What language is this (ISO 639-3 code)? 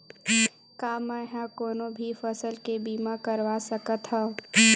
hne